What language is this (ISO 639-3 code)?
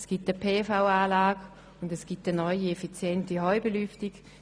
gsw